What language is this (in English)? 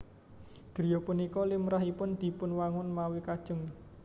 Javanese